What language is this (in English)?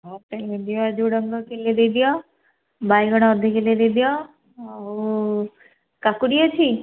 Odia